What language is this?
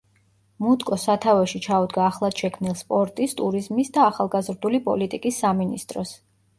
Georgian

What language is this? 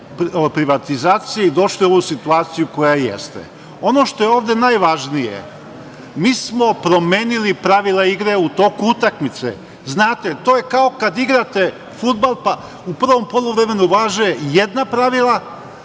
Serbian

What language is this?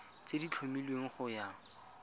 Tswana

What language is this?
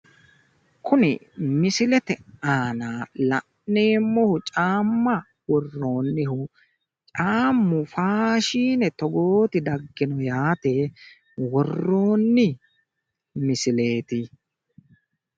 Sidamo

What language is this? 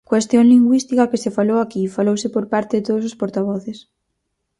Galician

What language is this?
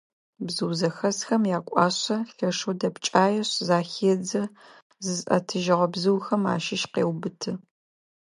Adyghe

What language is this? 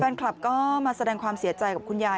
Thai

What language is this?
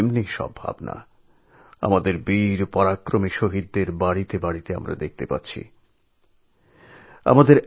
Bangla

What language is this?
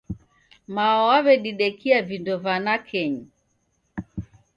Taita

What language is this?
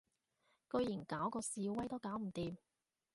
Cantonese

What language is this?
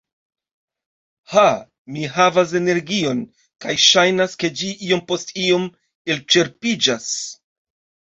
Esperanto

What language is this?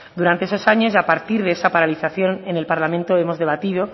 Spanish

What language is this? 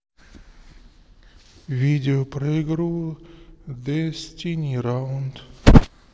Russian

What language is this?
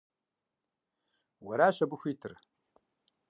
Kabardian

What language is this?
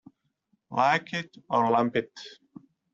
English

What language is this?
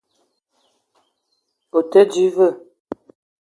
Eton (Cameroon)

